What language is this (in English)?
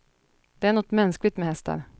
Swedish